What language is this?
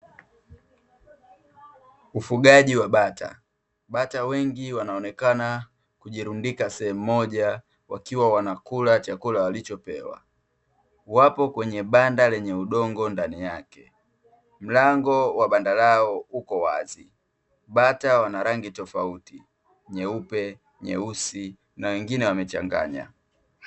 Swahili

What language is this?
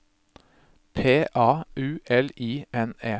Norwegian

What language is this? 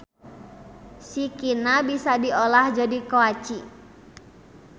Sundanese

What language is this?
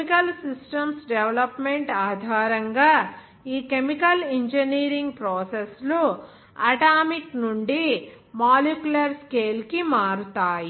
Telugu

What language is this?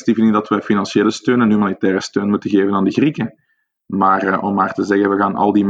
Dutch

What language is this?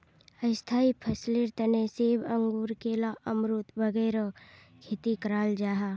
Magahi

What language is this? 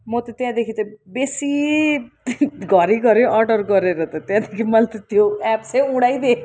Nepali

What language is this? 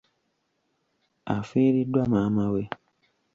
Ganda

